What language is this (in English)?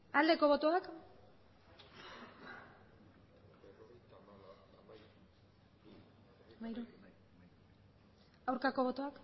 Basque